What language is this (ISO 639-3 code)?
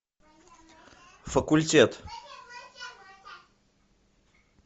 rus